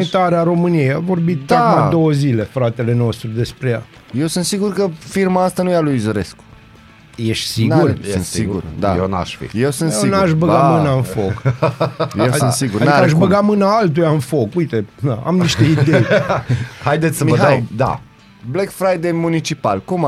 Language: Romanian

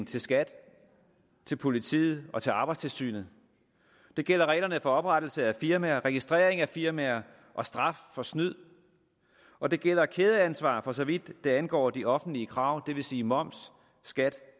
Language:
Danish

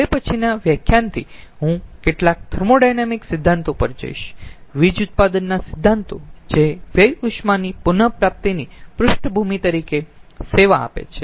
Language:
Gujarati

